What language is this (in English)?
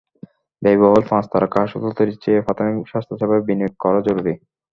Bangla